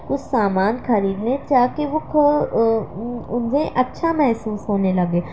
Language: Urdu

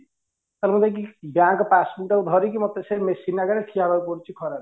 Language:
Odia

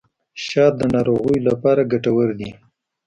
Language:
Pashto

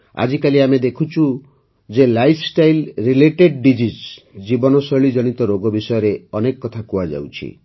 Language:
Odia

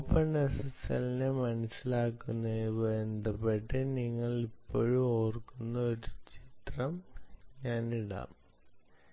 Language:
Malayalam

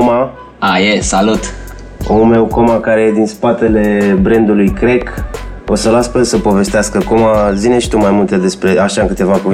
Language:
Romanian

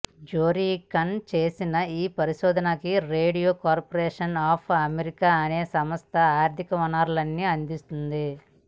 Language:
Telugu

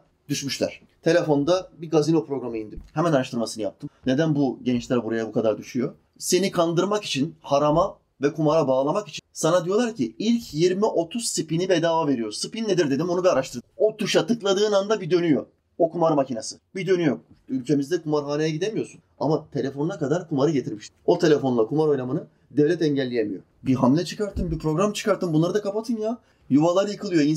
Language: Turkish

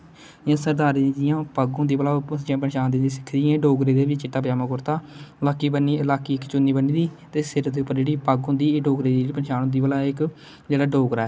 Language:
Dogri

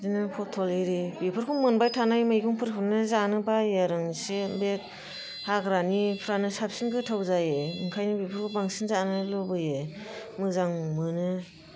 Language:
Bodo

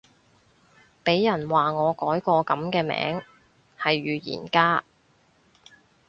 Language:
Cantonese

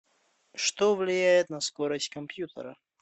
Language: Russian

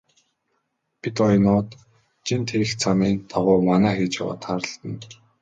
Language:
Mongolian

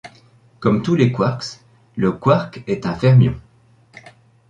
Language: French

